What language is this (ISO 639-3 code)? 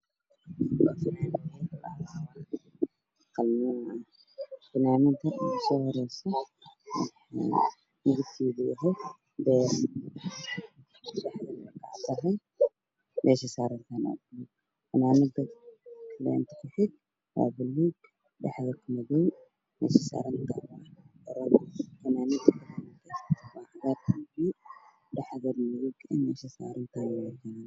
som